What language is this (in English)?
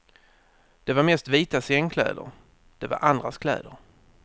Swedish